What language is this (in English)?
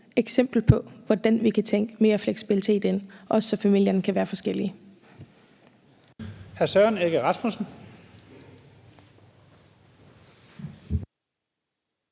Danish